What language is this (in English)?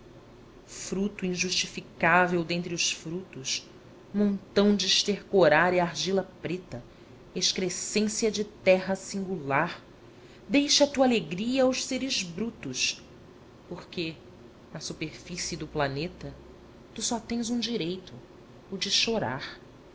Portuguese